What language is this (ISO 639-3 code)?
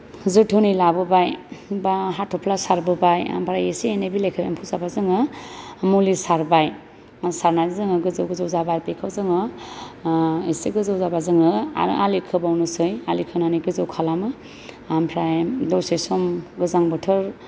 brx